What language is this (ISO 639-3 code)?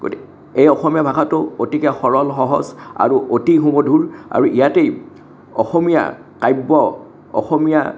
asm